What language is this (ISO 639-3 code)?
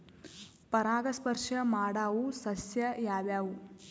kan